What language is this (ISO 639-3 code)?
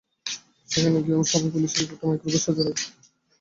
ben